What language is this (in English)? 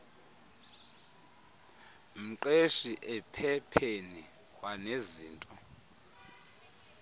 Xhosa